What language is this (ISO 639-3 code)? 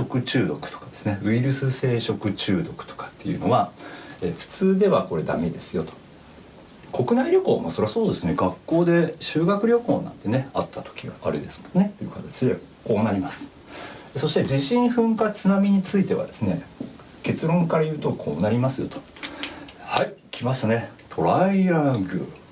jpn